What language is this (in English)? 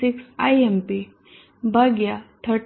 Gujarati